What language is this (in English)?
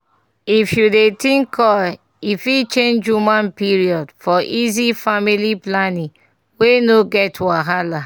Nigerian Pidgin